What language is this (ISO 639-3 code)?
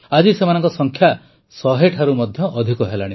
ori